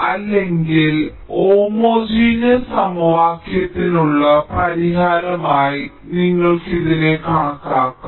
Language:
Malayalam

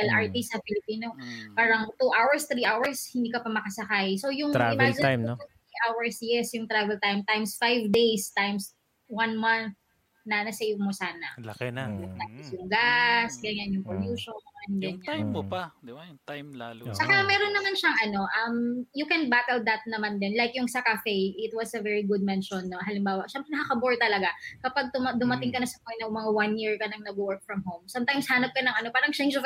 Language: Filipino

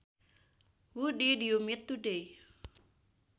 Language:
Sundanese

